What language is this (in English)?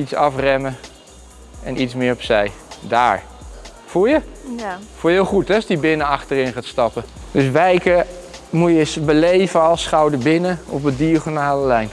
Dutch